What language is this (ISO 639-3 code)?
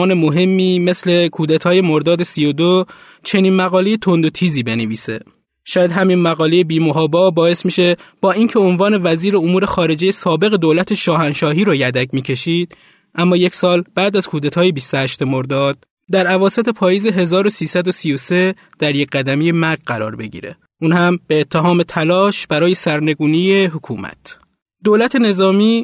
fas